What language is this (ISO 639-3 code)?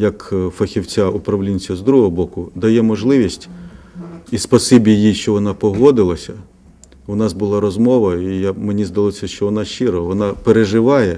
ukr